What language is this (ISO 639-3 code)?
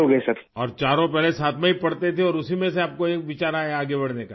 urd